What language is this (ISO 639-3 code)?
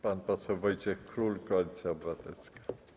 pol